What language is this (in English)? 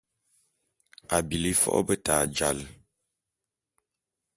Bulu